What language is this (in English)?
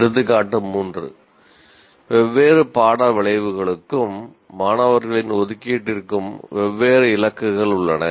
Tamil